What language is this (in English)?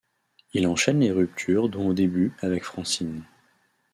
French